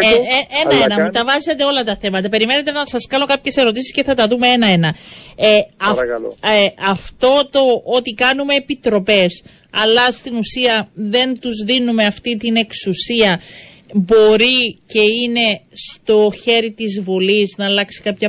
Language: Greek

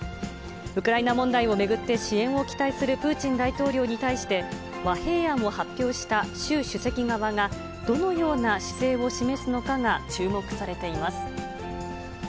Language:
Japanese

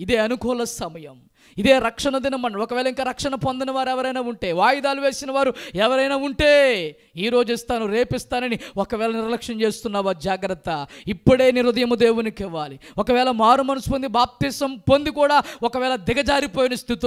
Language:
Hindi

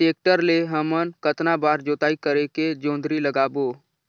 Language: Chhattisgarhi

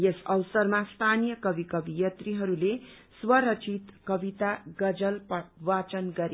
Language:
Nepali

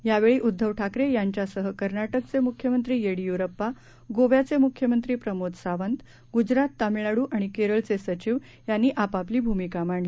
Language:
Marathi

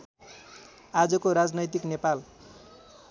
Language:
Nepali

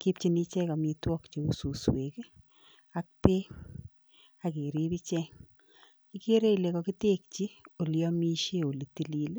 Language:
Kalenjin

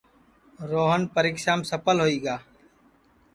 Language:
Sansi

